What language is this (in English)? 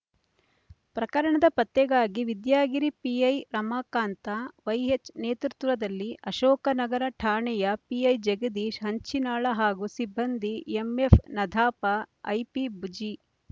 Kannada